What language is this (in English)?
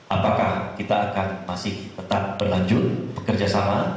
Indonesian